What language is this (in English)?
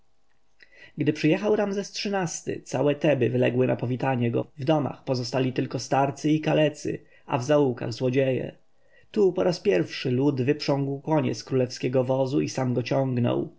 Polish